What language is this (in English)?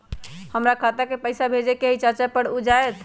Magahi